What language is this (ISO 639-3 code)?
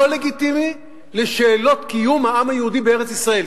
heb